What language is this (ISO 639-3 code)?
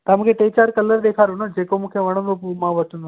snd